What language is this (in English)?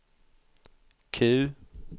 Swedish